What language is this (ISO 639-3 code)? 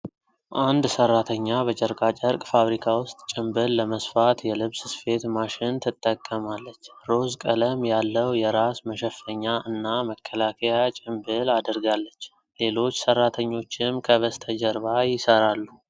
amh